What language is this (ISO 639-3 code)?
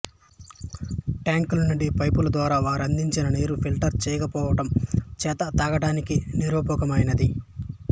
tel